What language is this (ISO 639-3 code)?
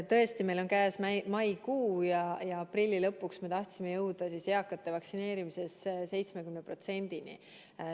est